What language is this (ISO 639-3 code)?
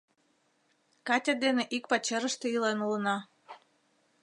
chm